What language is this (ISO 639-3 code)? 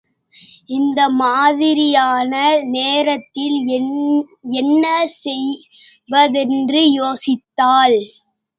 tam